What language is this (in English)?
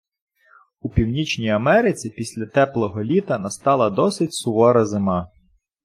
Ukrainian